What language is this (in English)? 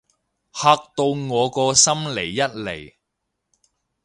Cantonese